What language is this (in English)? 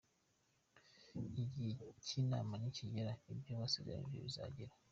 Kinyarwanda